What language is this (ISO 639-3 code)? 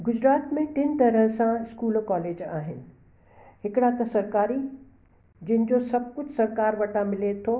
snd